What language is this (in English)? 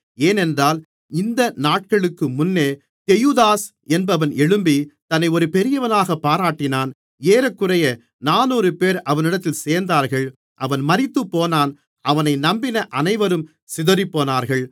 Tamil